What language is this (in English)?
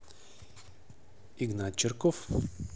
Russian